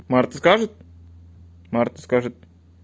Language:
Russian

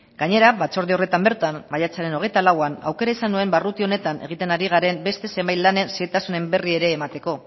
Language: Basque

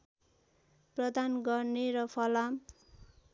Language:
Nepali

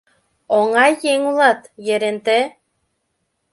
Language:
Mari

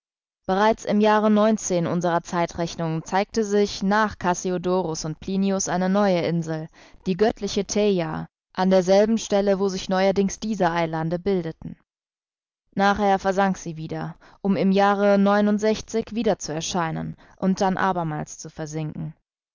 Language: German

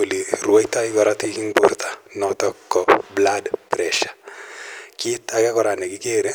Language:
Kalenjin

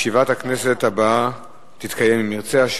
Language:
Hebrew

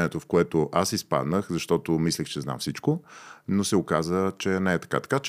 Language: Bulgarian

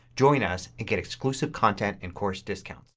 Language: English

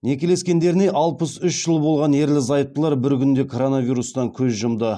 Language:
Kazakh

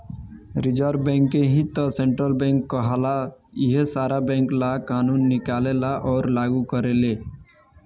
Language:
Bhojpuri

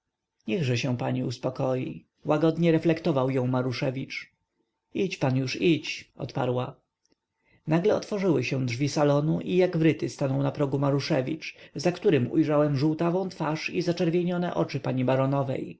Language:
Polish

